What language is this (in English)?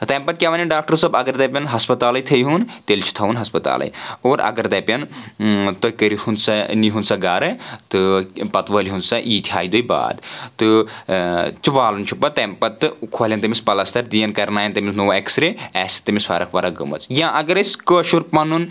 Kashmiri